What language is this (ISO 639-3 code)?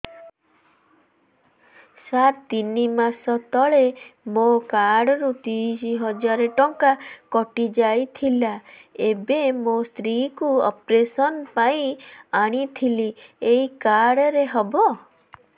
ori